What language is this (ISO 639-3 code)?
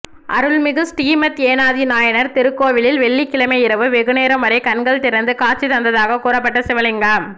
tam